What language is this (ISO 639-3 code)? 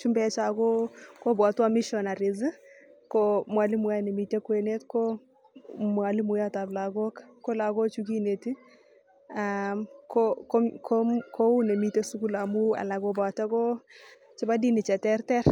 kln